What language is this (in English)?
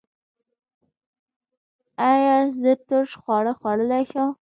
Pashto